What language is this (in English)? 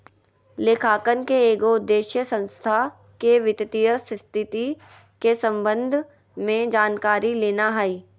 Magahi